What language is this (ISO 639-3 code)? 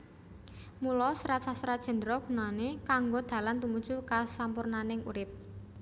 jav